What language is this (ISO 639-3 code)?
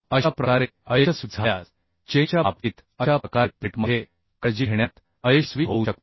mar